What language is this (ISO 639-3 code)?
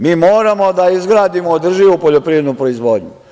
srp